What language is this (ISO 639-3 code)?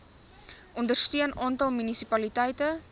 afr